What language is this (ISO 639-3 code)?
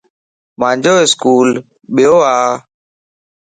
lss